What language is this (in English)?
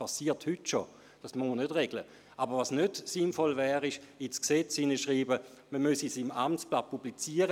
Swiss German